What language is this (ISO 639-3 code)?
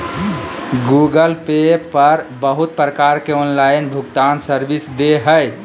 mag